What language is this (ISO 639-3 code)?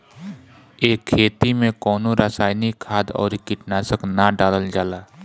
bho